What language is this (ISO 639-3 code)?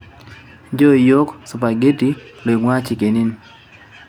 mas